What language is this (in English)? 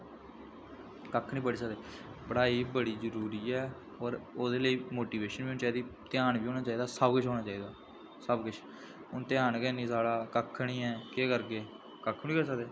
Dogri